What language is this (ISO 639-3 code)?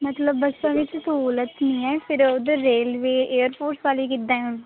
pan